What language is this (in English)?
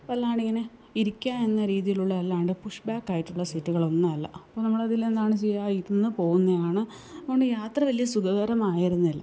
Malayalam